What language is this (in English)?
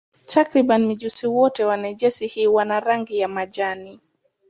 Swahili